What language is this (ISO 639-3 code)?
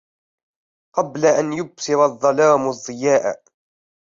ara